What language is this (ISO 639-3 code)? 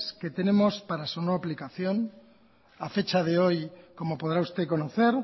spa